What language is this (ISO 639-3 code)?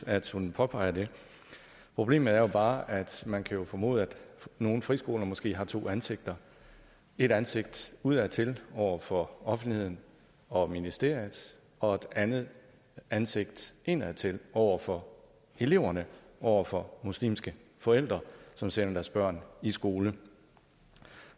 dan